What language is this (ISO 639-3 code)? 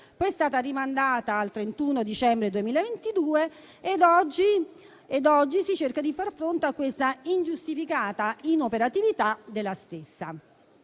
ita